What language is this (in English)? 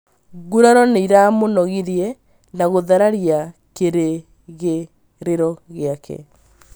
Kikuyu